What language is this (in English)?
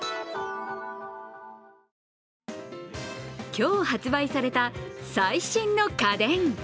Japanese